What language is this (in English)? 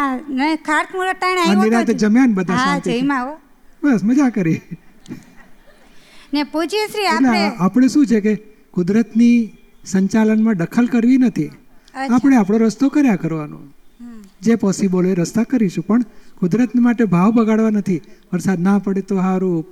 Gujarati